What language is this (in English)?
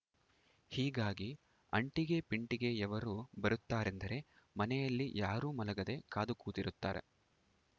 Kannada